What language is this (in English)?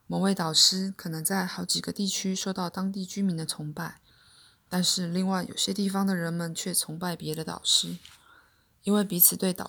Chinese